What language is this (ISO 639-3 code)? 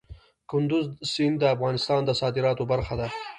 pus